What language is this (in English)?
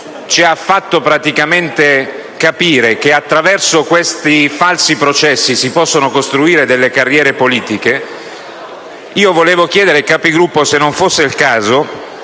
Italian